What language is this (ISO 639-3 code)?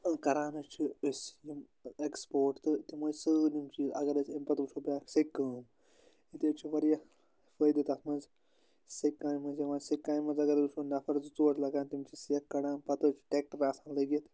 kas